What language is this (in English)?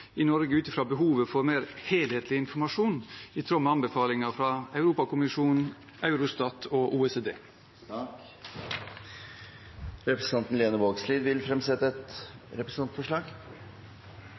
Norwegian